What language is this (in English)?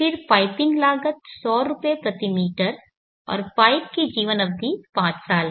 Hindi